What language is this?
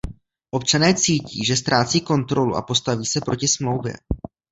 Czech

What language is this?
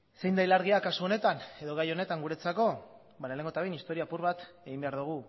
Basque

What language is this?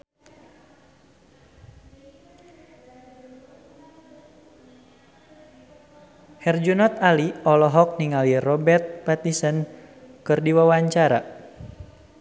Sundanese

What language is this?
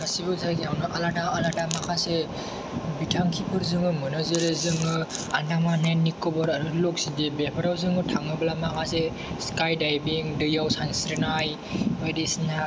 Bodo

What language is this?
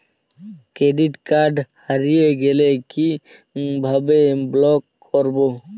Bangla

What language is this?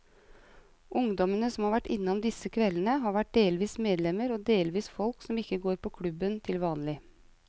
Norwegian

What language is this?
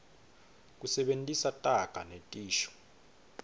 Swati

